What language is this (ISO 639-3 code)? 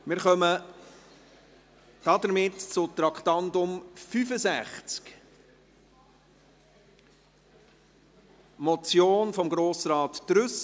gsw